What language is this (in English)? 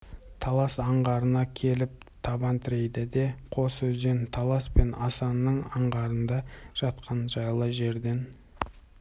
Kazakh